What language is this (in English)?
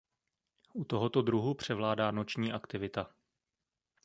Czech